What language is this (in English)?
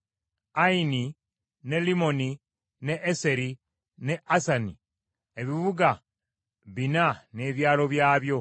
Ganda